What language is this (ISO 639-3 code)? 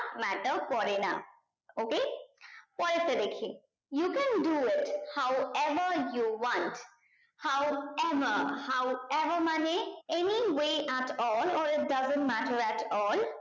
ben